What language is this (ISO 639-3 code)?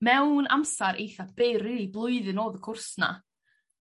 cym